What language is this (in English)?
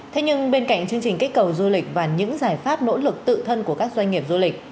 Vietnamese